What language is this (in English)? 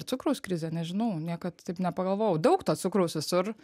Lithuanian